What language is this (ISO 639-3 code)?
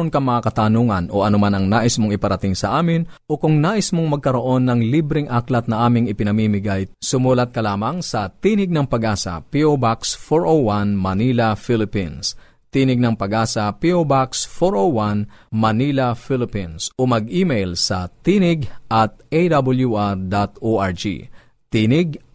fil